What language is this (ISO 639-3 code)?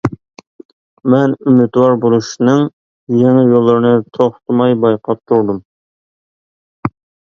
uig